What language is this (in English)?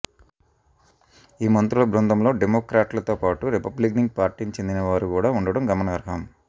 Telugu